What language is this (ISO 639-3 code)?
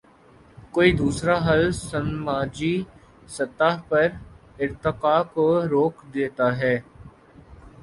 urd